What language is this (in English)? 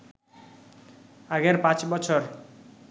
Bangla